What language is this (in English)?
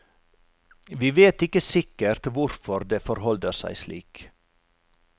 Norwegian